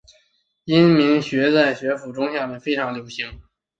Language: Chinese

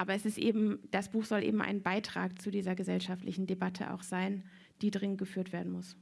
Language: German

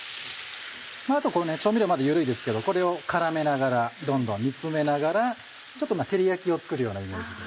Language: Japanese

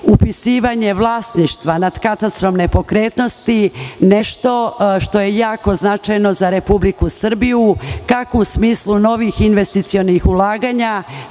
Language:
Serbian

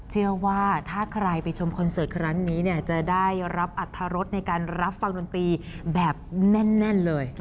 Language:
Thai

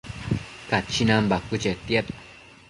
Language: Matsés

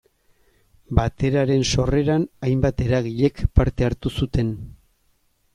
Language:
Basque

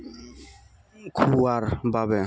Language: Assamese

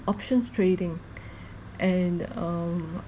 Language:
English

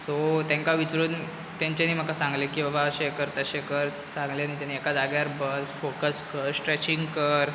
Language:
Konkani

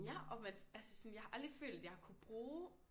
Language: Danish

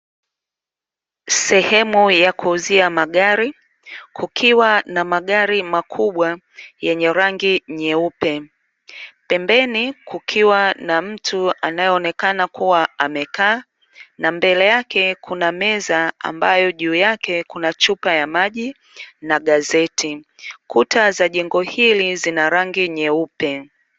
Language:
Swahili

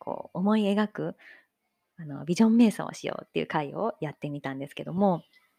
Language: Japanese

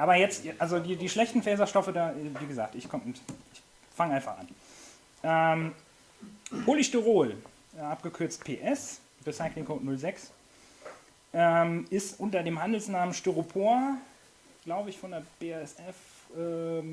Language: German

